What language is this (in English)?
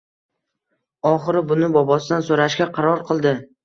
Uzbek